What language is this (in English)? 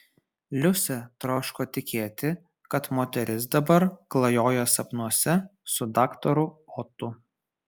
Lithuanian